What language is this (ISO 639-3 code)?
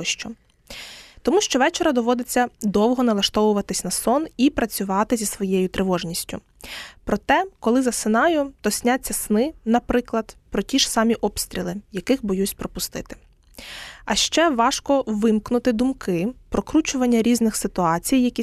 ukr